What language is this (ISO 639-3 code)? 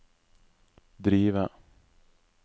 nor